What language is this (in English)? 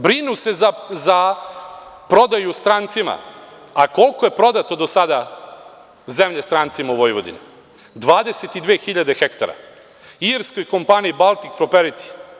Serbian